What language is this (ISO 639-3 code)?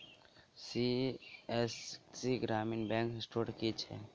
mai